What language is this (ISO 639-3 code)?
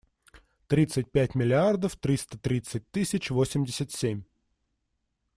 rus